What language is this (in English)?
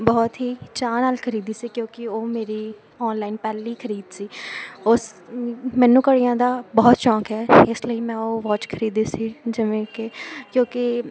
Punjabi